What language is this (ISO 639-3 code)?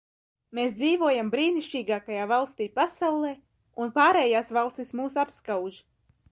lav